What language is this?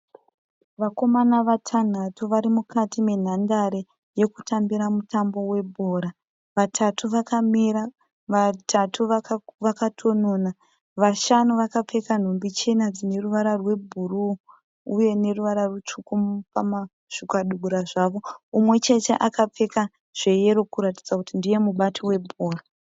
Shona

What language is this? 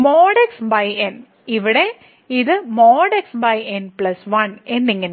Malayalam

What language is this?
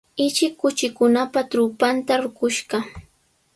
Sihuas Ancash Quechua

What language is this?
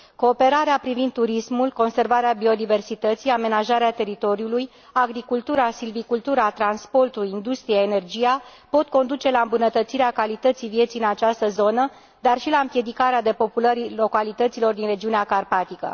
Romanian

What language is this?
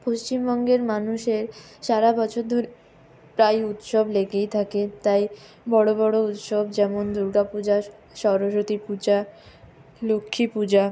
Bangla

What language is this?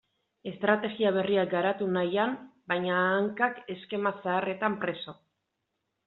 Basque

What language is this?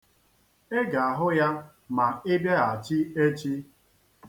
Igbo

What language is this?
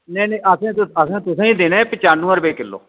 Dogri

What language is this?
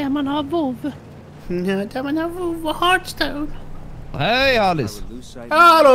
Swedish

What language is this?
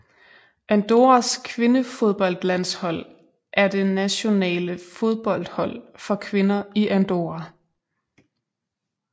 Danish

